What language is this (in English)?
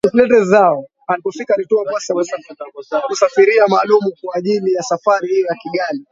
Swahili